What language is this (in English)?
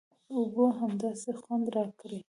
Pashto